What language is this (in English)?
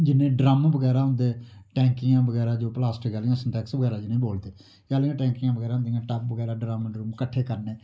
Dogri